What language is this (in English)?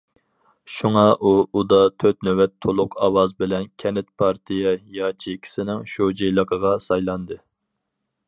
Uyghur